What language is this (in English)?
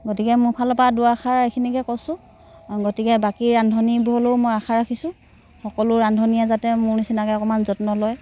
Assamese